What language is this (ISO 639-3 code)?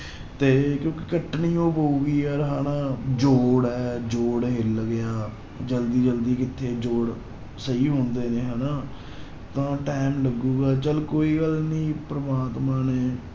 pan